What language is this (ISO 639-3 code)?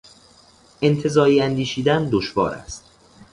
fas